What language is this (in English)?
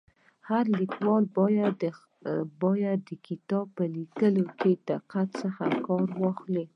Pashto